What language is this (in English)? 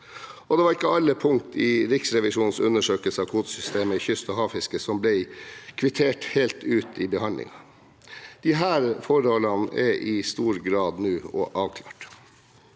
Norwegian